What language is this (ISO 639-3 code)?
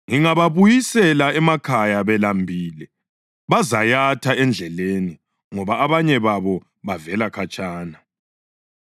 nde